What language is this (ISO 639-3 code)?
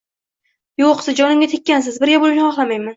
uzb